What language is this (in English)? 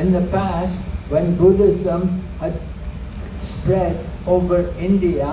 English